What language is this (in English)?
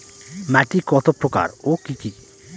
Bangla